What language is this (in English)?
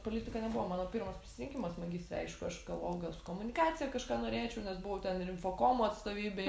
Lithuanian